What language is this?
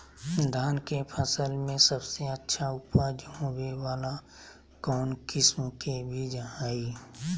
Magahi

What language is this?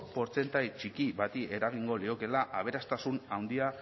Basque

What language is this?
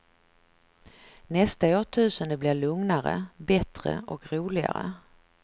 Swedish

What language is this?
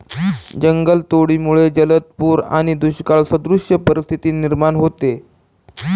Marathi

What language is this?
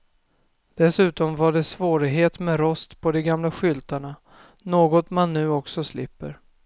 Swedish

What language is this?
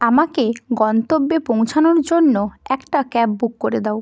Bangla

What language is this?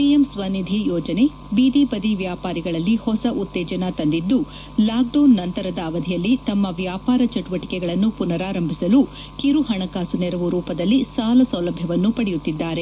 Kannada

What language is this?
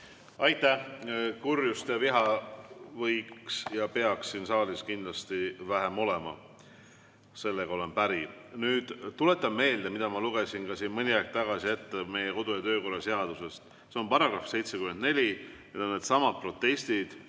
Estonian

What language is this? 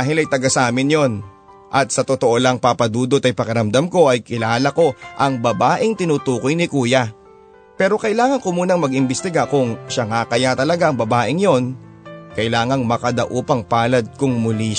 Filipino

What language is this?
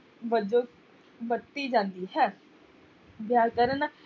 Punjabi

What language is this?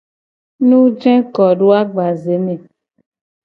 Gen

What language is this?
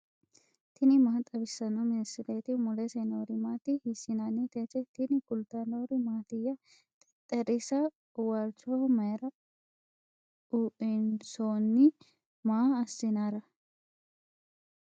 Sidamo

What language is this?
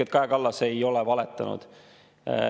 Estonian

